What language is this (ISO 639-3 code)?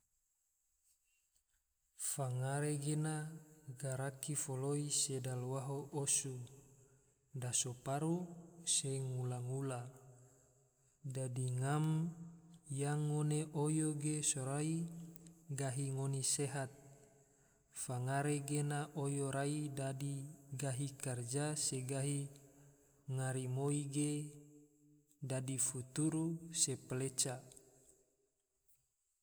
tvo